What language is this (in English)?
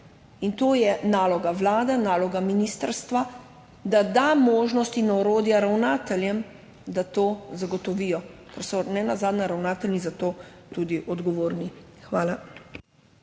Slovenian